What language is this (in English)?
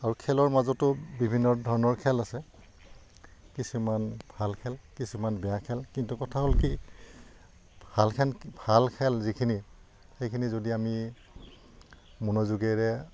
Assamese